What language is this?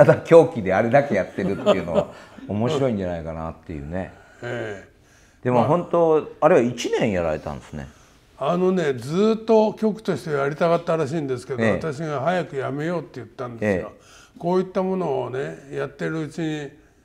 Japanese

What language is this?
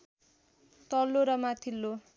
Nepali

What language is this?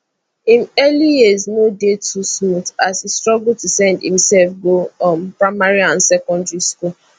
Nigerian Pidgin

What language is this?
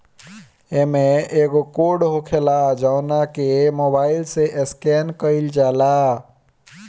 Bhojpuri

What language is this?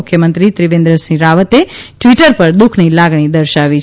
Gujarati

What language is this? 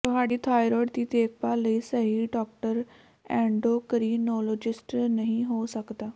Punjabi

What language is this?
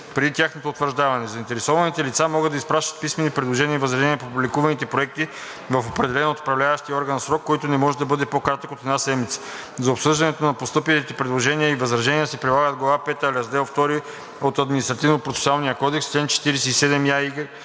Bulgarian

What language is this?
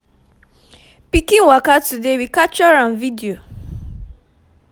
Nigerian Pidgin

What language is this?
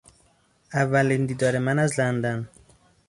Persian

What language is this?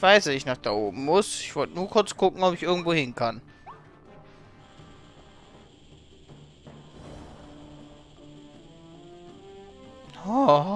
German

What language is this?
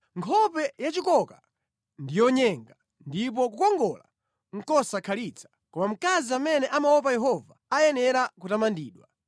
Nyanja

